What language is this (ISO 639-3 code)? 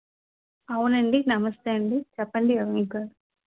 tel